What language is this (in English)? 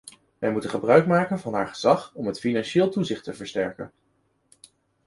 Dutch